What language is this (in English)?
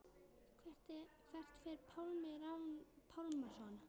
Icelandic